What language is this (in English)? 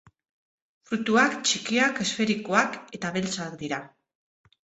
Basque